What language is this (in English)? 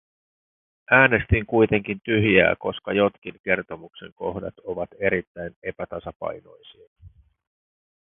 Finnish